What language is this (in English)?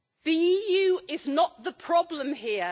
English